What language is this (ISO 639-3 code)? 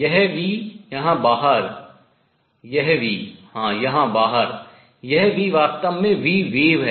hin